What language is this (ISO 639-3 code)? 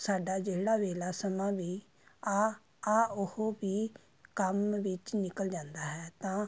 pan